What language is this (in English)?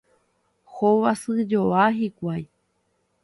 Guarani